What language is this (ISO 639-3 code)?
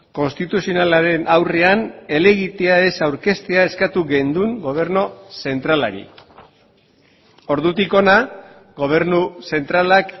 eus